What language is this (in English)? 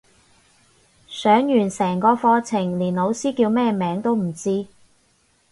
Cantonese